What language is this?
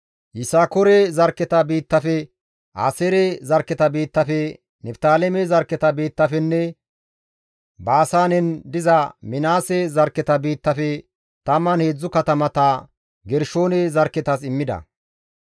Gamo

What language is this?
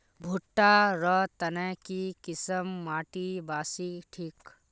Magahi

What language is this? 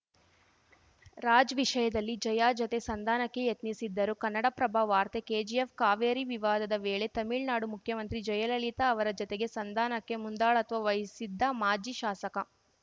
Kannada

